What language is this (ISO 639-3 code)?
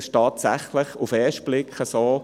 gsw